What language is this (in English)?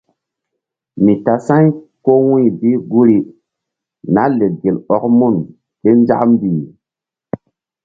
Mbum